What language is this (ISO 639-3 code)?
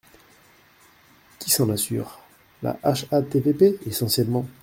fra